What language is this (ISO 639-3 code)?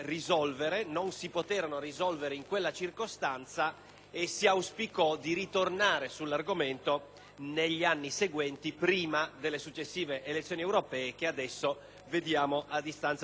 ita